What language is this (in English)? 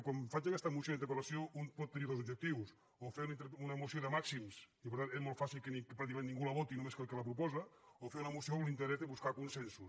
Catalan